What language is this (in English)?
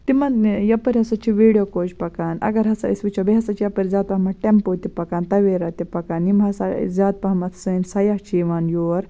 Kashmiri